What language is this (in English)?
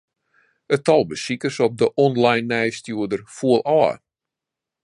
Western Frisian